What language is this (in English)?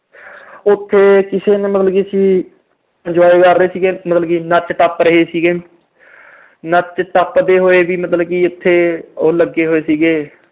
Punjabi